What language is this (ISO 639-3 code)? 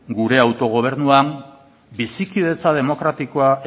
eus